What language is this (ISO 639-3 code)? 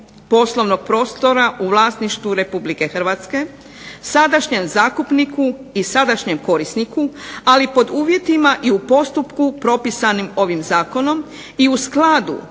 hrv